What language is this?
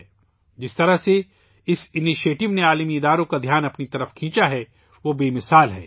Urdu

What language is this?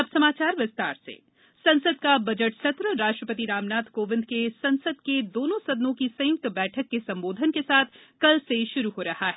Hindi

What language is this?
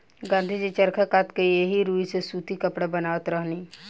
Bhojpuri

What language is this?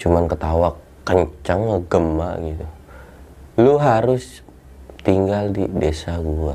Indonesian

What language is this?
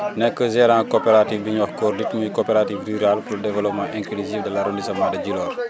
Wolof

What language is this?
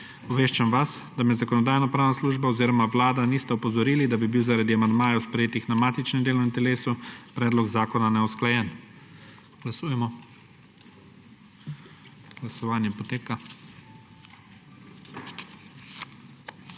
Slovenian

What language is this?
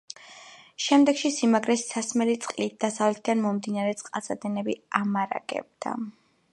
Georgian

